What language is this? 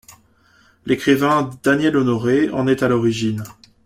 French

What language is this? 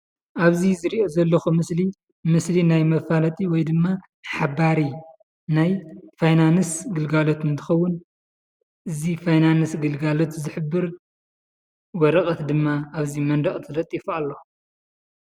Tigrinya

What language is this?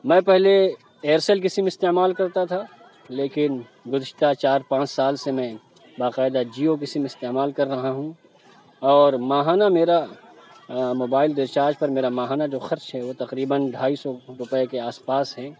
Urdu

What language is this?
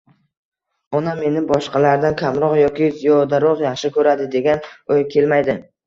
Uzbek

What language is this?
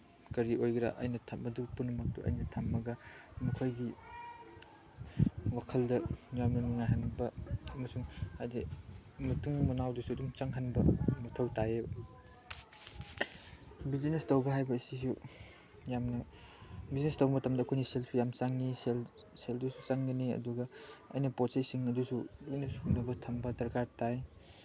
Manipuri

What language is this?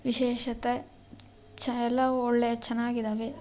Kannada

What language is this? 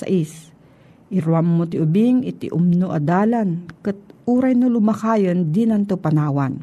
Filipino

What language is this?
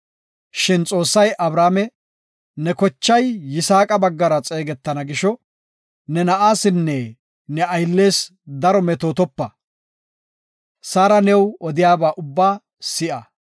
Gofa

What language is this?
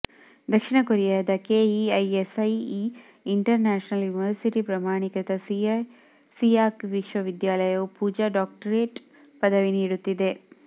Kannada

